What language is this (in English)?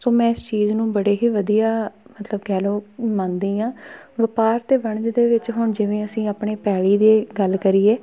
Punjabi